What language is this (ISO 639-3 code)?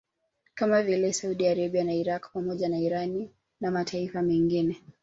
swa